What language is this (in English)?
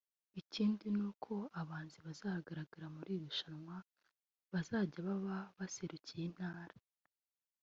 Kinyarwanda